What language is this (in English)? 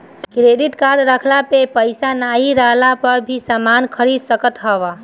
Bhojpuri